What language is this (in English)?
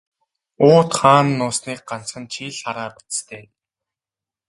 Mongolian